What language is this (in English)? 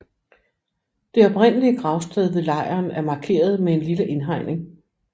Danish